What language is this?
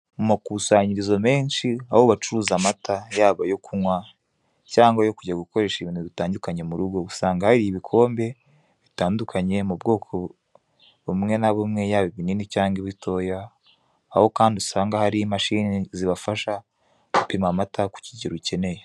Kinyarwanda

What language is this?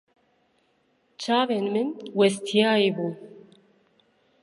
Kurdish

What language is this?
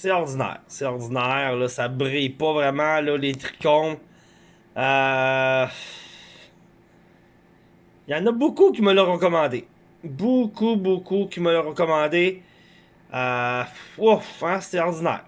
French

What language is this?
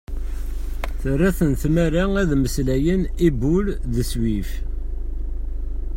Kabyle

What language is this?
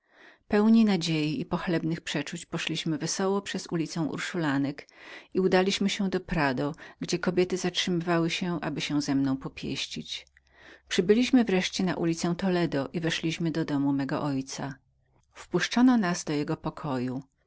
Polish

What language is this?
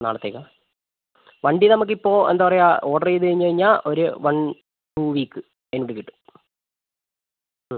Malayalam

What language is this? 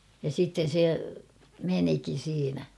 Finnish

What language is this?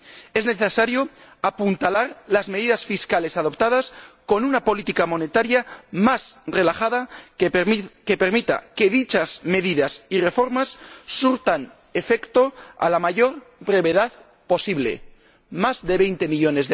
Spanish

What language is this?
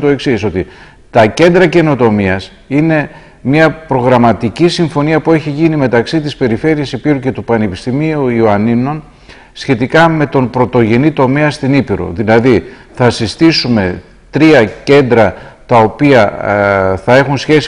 Greek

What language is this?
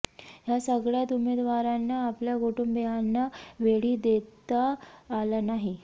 Marathi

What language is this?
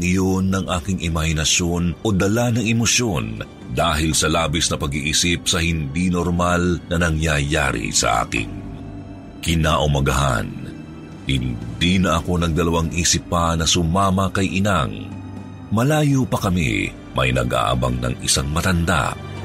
Filipino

